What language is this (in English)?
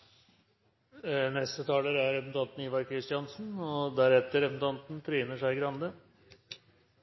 Norwegian Bokmål